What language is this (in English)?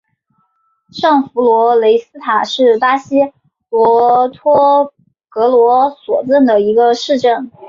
Chinese